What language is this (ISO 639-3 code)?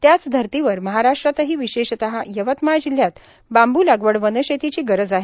mar